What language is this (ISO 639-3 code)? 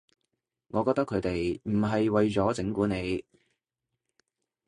yue